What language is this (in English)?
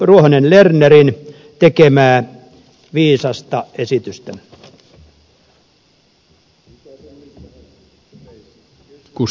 Finnish